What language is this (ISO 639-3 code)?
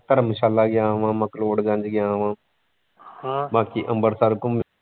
pan